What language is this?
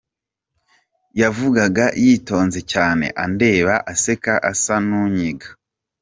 Kinyarwanda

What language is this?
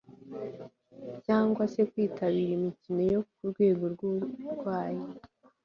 Kinyarwanda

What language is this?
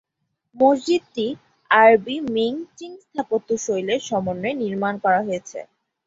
Bangla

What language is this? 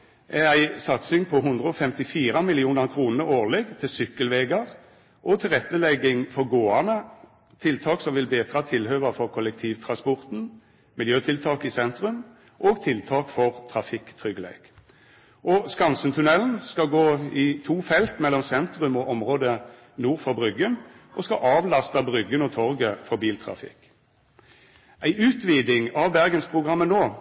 Norwegian Nynorsk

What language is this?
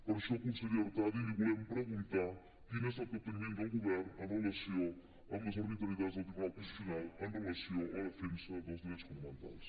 Catalan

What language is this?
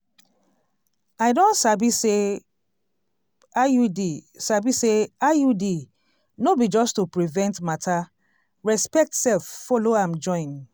Nigerian Pidgin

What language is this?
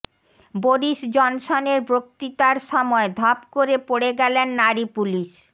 Bangla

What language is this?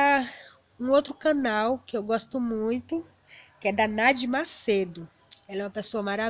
Portuguese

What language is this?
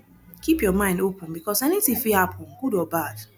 Nigerian Pidgin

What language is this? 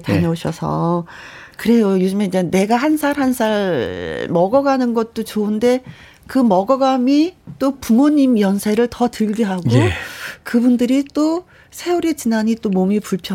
Korean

